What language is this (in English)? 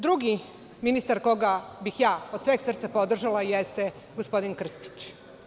Serbian